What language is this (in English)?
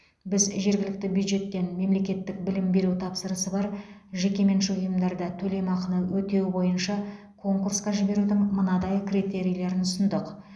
Kazakh